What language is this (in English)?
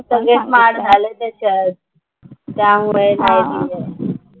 Marathi